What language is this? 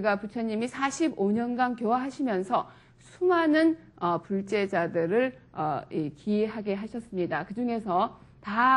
Korean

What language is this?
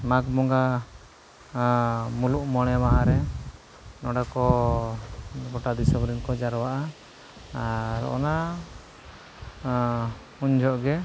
Santali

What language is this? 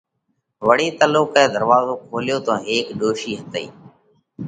Parkari Koli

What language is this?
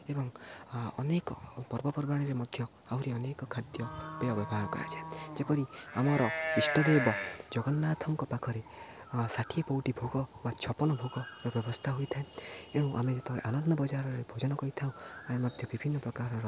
Odia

